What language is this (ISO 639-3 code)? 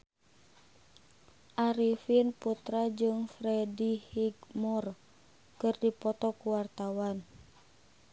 sun